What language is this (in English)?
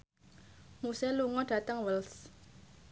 Javanese